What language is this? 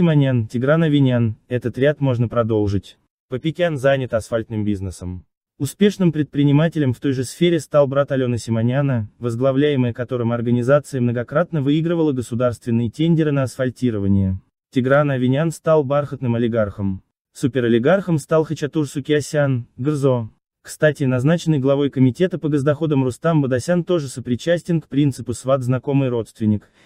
Russian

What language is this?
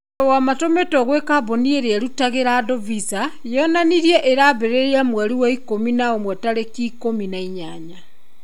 Kikuyu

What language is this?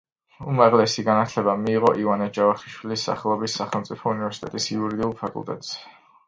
Georgian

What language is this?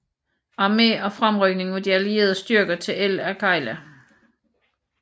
Danish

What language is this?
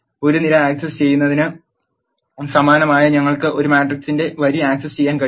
Malayalam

